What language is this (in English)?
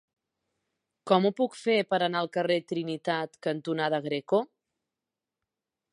Catalan